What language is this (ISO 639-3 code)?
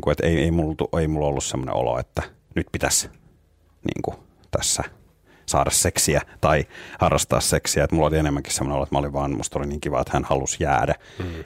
fin